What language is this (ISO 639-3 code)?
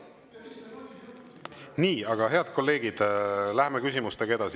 est